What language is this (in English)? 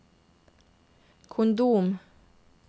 Norwegian